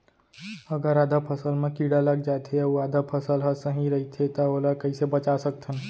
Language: Chhattisgarhi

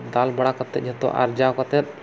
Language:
Santali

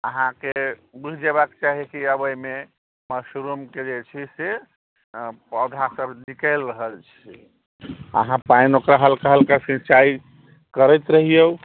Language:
Maithili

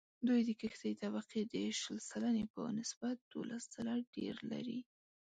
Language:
Pashto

